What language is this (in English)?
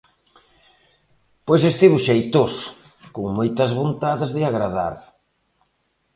Galician